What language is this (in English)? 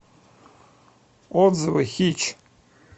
Russian